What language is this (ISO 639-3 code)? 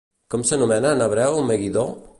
cat